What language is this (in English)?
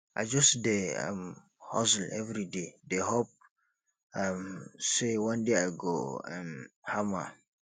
Nigerian Pidgin